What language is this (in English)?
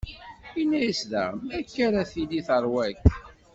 Kabyle